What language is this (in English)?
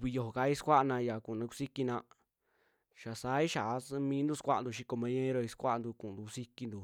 Western Juxtlahuaca Mixtec